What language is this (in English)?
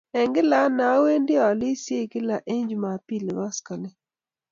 Kalenjin